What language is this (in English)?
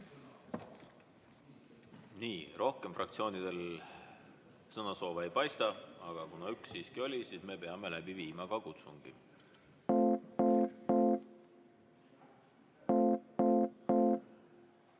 Estonian